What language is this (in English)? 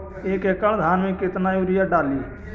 Magahi